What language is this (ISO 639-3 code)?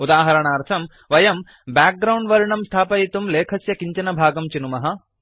san